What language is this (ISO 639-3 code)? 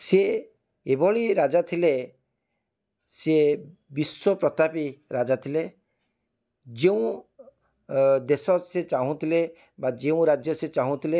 ori